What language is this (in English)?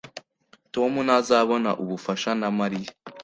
Kinyarwanda